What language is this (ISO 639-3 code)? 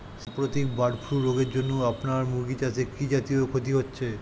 ben